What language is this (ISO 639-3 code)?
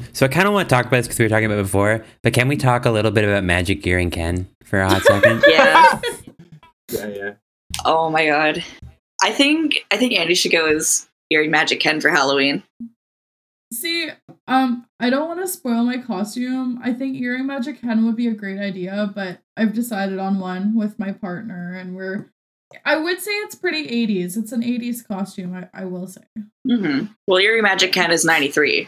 eng